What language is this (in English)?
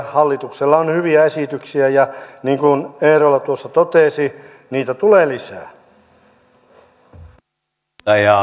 Finnish